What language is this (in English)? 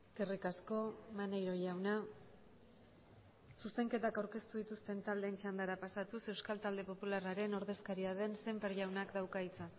Basque